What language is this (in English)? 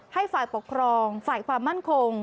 Thai